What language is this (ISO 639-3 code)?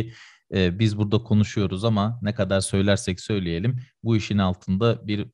tur